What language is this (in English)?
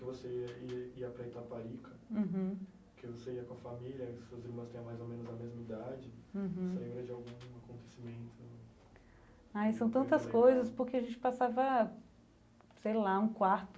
Portuguese